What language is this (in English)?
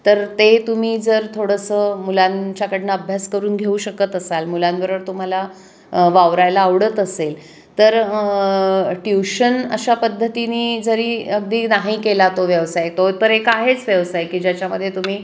Marathi